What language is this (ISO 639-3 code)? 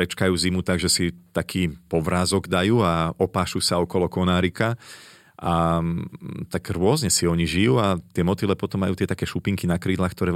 slk